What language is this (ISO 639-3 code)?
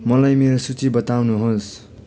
nep